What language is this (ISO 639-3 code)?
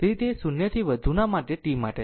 guj